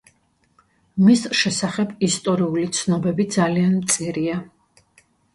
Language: Georgian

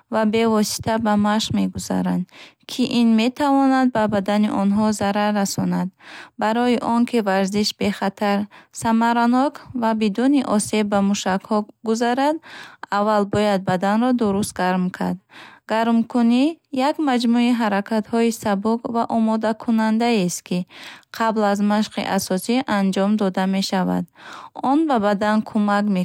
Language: Bukharic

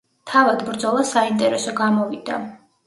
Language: Georgian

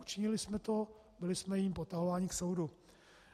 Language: Czech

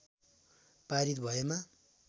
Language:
Nepali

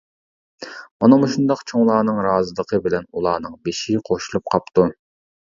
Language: Uyghur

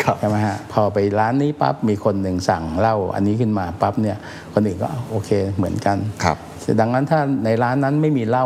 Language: Thai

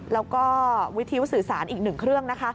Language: Thai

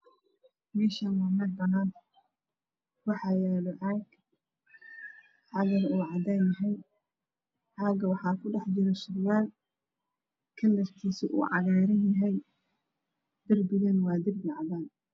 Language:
Somali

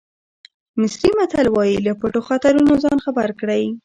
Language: Pashto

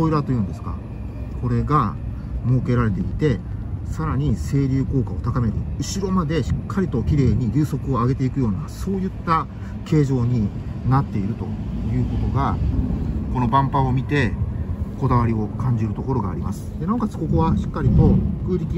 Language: Japanese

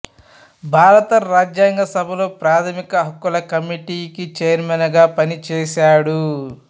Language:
Telugu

